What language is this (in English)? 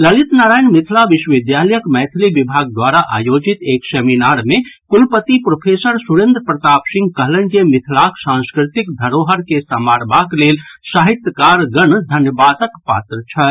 Maithili